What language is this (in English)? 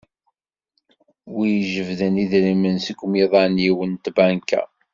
Kabyle